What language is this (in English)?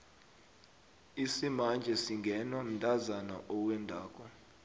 South Ndebele